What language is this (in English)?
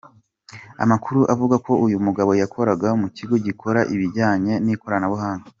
Kinyarwanda